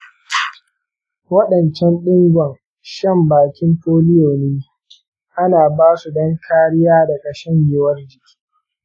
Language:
Hausa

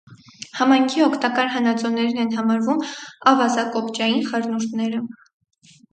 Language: Armenian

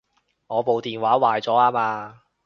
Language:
Cantonese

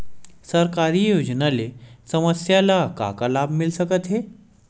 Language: Chhattisgarhi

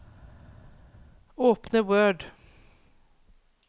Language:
Norwegian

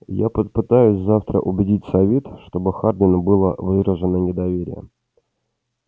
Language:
Russian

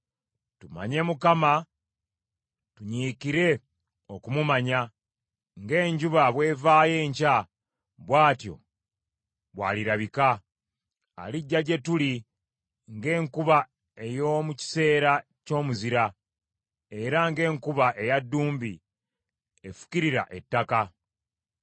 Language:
Ganda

